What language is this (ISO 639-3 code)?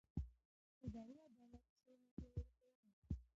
pus